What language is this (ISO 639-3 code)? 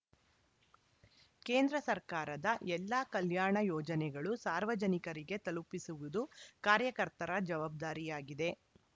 kan